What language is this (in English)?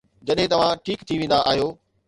Sindhi